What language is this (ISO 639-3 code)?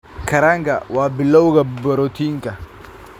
som